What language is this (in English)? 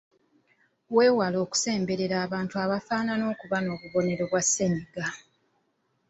Ganda